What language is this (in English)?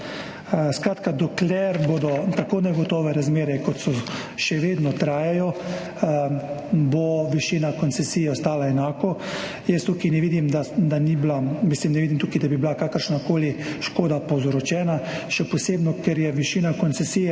Slovenian